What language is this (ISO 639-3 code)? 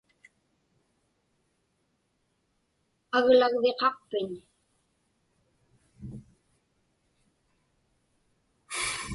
ipk